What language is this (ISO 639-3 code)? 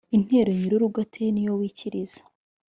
kin